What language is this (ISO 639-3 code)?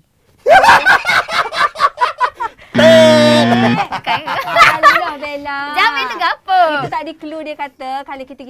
msa